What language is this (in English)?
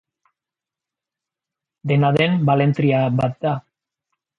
Basque